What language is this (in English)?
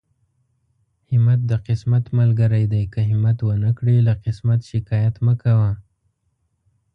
Pashto